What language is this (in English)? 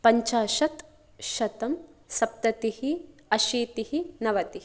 Sanskrit